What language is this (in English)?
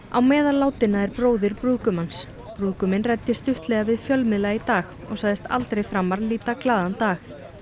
Icelandic